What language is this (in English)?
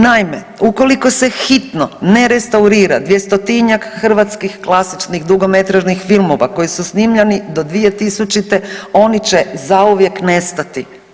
Croatian